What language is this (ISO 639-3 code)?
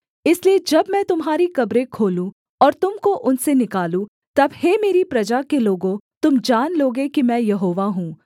hin